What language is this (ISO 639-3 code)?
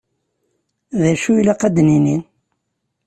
kab